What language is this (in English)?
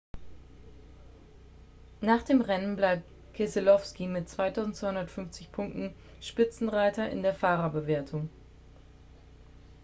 German